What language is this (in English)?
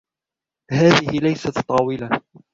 Arabic